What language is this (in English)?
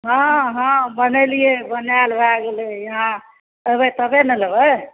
Maithili